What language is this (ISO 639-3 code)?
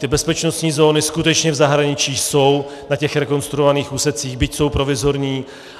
ces